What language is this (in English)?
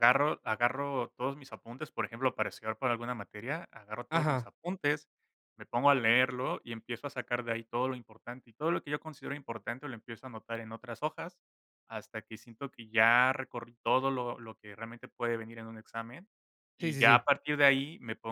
Spanish